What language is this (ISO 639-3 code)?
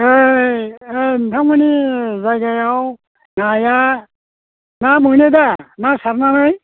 brx